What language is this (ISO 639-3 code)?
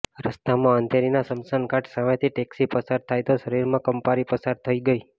guj